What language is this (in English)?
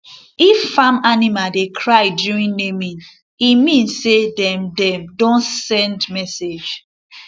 Nigerian Pidgin